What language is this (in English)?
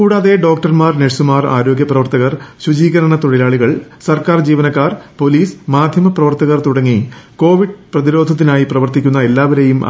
Malayalam